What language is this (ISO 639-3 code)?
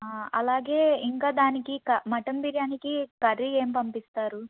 tel